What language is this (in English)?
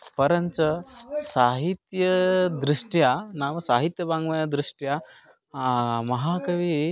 Sanskrit